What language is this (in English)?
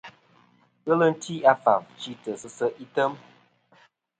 Kom